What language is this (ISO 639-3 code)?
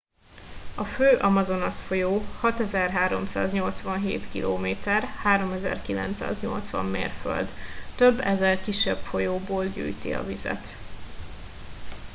hun